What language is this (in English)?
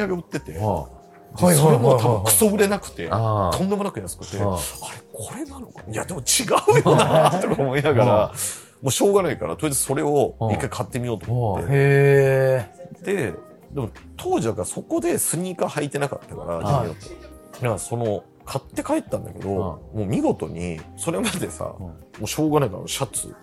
Japanese